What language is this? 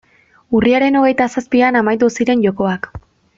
Basque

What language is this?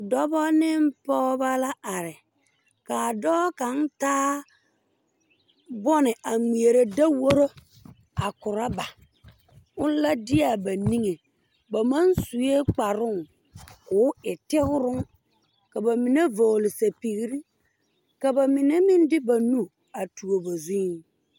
Southern Dagaare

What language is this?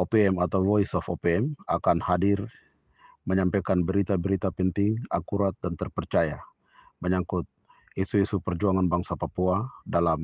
Malay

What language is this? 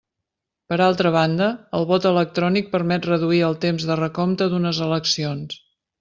Catalan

